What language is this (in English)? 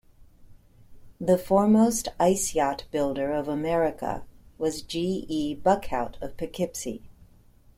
English